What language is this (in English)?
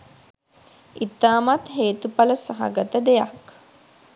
Sinhala